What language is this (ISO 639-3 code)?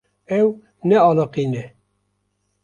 kur